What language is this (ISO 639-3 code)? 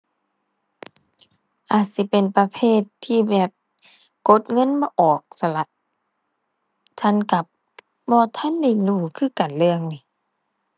tha